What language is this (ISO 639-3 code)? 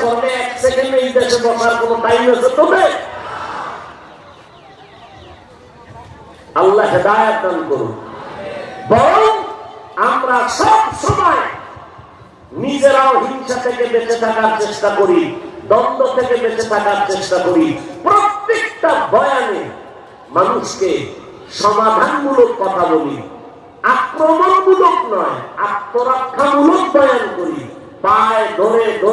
ind